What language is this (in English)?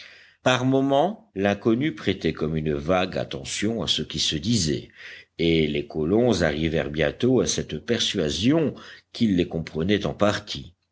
French